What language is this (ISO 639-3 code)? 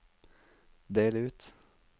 nor